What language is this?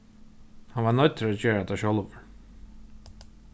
Faroese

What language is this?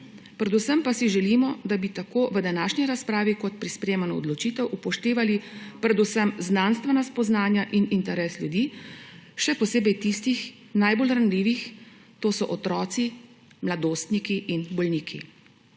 Slovenian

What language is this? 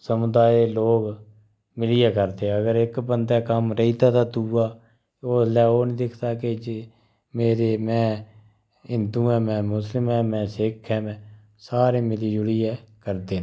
Dogri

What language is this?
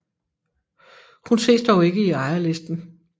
Danish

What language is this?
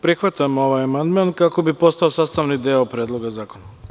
Serbian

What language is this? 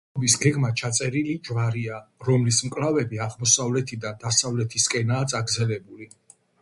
Georgian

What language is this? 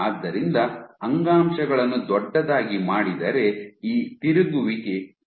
Kannada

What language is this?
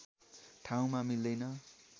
Nepali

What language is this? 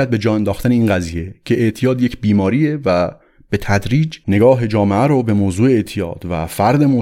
Persian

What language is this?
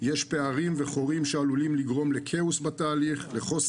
Hebrew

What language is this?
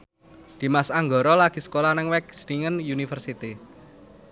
Javanese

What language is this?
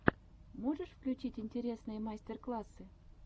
Russian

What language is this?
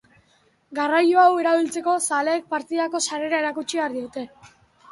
Basque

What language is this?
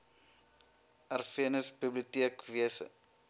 Afrikaans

